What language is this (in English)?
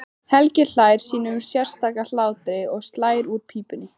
Icelandic